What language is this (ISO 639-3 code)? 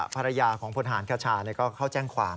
tha